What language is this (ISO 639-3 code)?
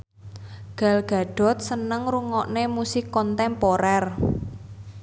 jav